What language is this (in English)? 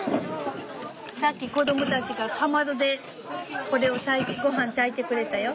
Japanese